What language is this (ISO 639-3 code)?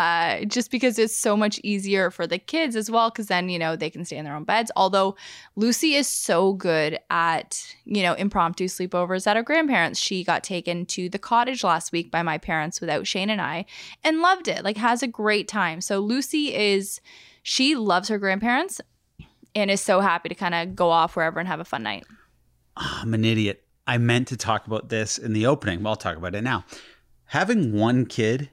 eng